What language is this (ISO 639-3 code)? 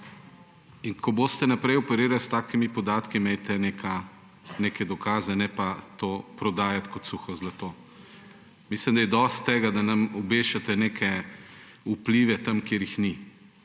slv